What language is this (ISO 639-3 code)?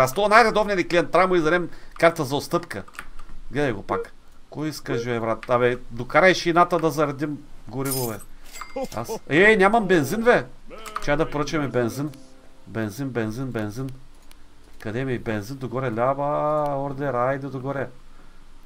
bul